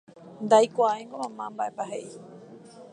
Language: Guarani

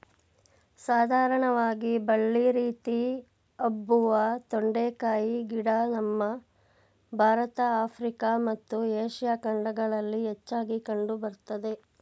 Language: Kannada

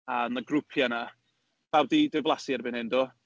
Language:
Welsh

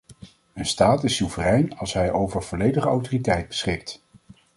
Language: Dutch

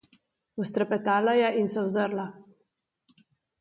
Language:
Slovenian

